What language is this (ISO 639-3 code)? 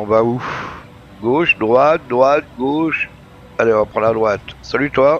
fra